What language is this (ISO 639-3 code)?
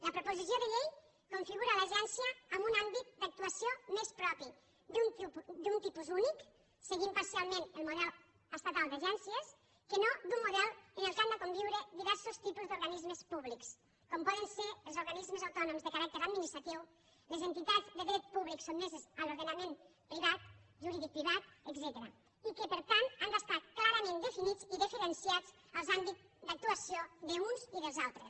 cat